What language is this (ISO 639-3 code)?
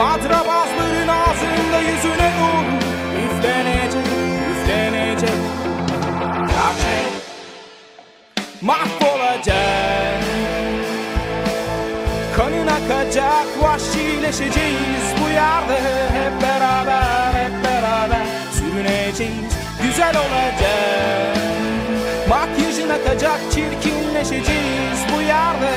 tur